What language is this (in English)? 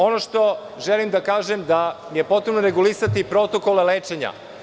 Serbian